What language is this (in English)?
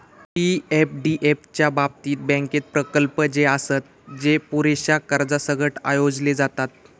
Marathi